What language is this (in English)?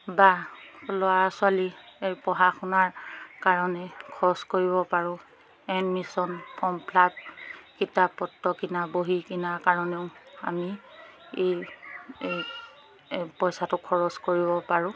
Assamese